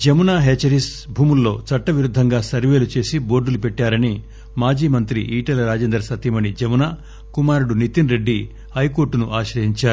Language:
Telugu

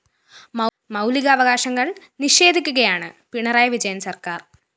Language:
Malayalam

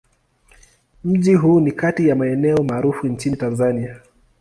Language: Swahili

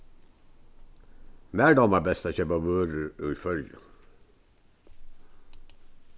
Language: Faroese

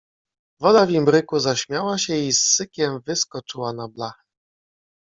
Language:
Polish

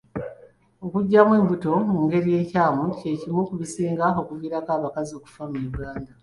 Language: Ganda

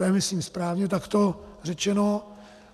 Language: Czech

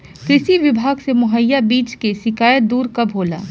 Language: Bhojpuri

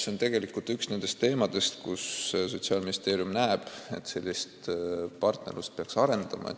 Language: Estonian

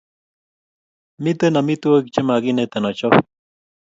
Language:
Kalenjin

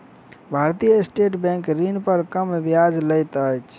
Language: Maithili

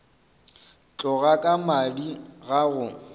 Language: Northern Sotho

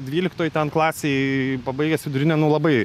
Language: Lithuanian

